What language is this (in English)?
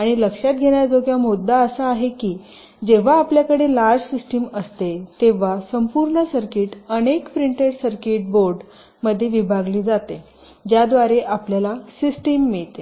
Marathi